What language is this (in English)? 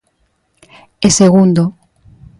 Galician